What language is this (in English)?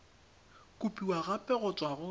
Tswana